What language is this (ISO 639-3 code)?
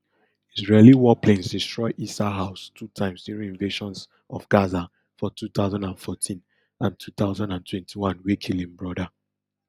pcm